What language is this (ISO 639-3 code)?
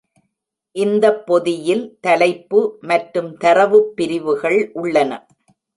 tam